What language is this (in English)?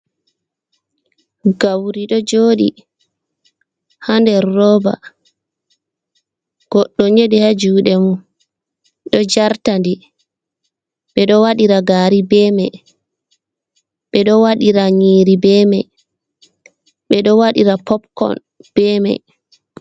Fula